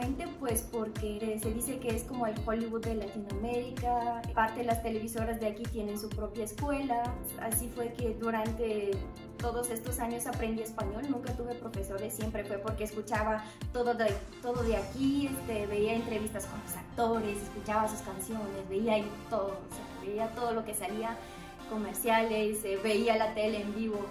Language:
Spanish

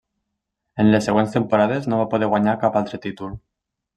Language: Catalan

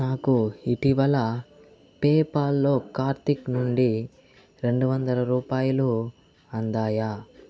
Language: Telugu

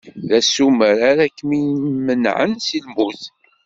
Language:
Kabyle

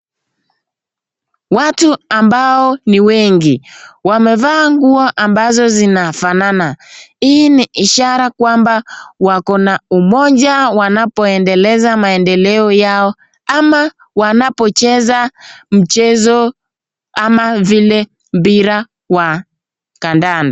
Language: Swahili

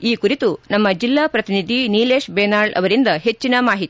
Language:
Kannada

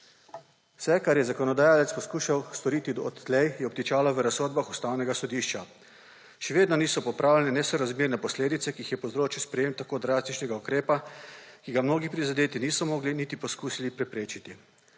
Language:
Slovenian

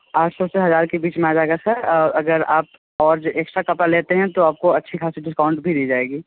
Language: Hindi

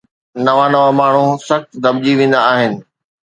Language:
Sindhi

